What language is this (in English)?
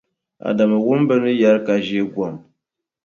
Dagbani